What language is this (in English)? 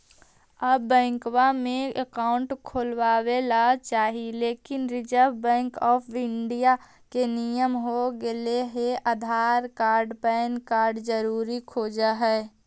Magahi